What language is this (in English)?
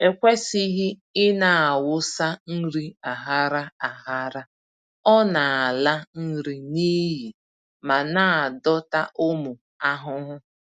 Igbo